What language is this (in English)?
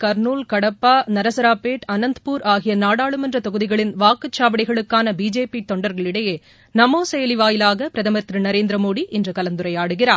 Tamil